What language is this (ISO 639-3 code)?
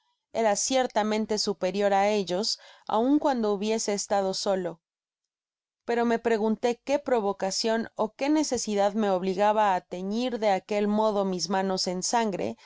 spa